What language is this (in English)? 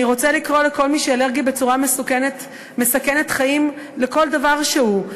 Hebrew